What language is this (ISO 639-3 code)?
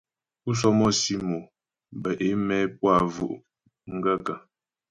bbj